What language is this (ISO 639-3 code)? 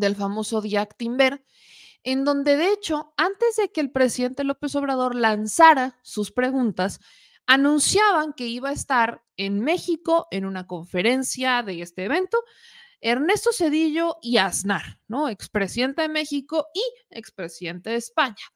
spa